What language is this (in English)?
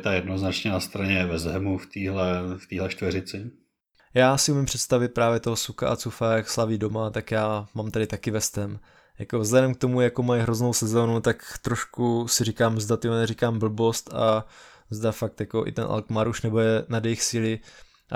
Czech